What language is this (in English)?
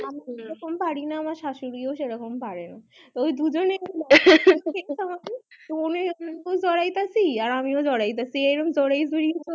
Bangla